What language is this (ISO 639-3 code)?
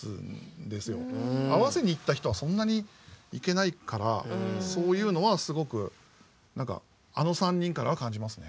jpn